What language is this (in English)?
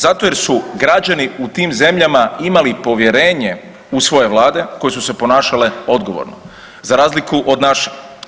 Croatian